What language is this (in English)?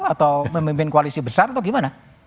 Indonesian